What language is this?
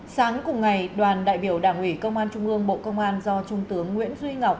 Vietnamese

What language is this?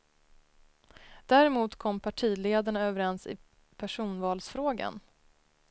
Swedish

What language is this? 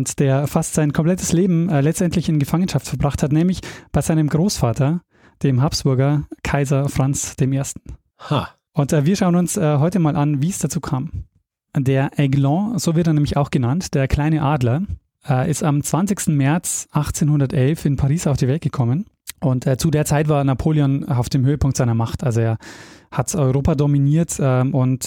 German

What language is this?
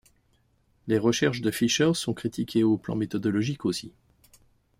French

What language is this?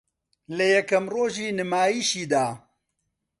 Central Kurdish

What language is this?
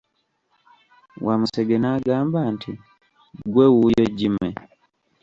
Ganda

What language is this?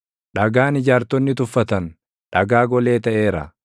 Oromo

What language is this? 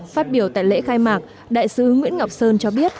Vietnamese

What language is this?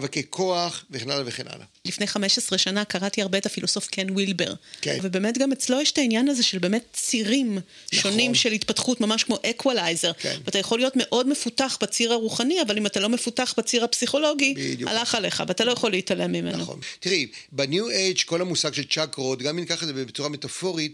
Hebrew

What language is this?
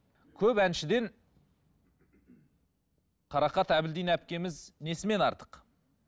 Kazakh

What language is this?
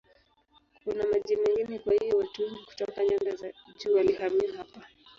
Swahili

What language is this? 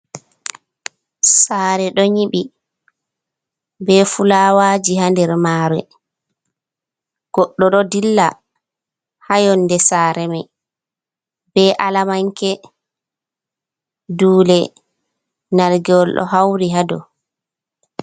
Fula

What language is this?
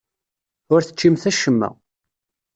Kabyle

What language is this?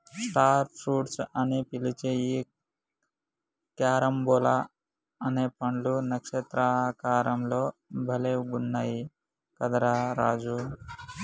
Telugu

